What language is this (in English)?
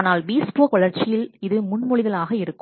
Tamil